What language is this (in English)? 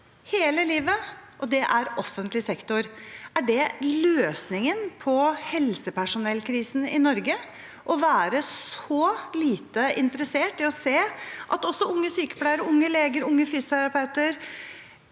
Norwegian